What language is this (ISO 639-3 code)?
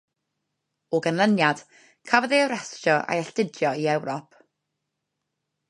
cym